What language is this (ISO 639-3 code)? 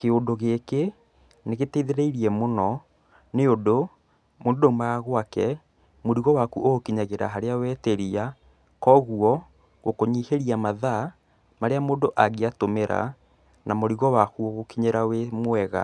kik